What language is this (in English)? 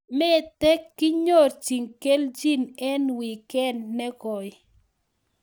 Kalenjin